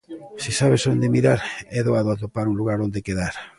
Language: Galician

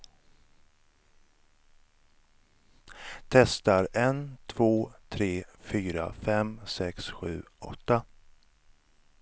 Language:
Swedish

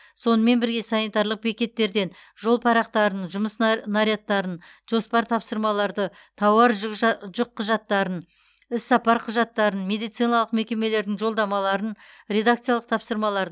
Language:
Kazakh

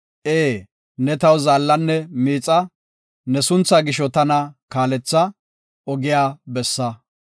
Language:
Gofa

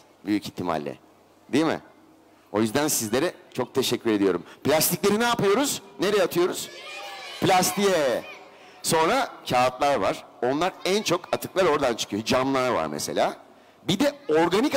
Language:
Turkish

